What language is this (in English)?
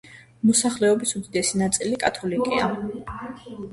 Georgian